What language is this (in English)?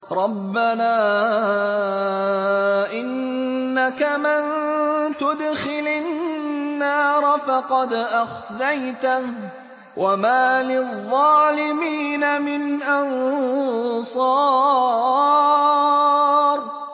Arabic